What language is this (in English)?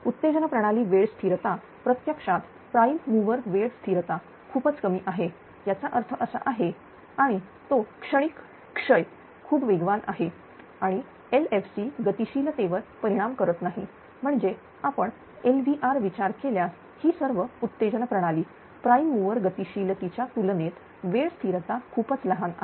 Marathi